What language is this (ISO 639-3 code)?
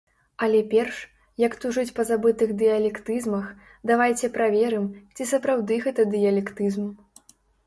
bel